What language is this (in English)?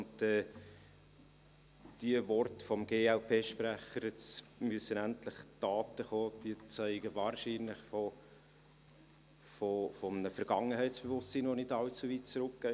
Swiss German